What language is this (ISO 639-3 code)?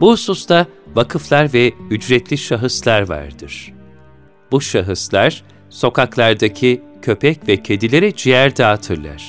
tur